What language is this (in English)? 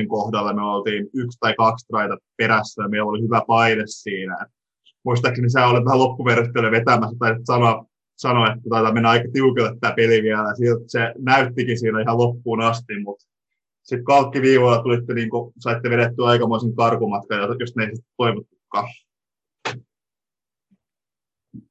Finnish